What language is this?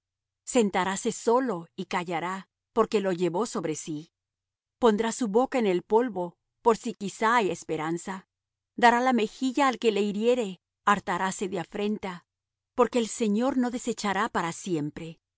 Spanish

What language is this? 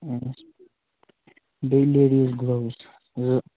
Kashmiri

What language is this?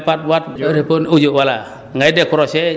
Wolof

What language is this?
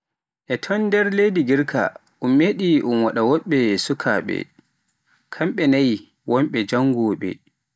Pular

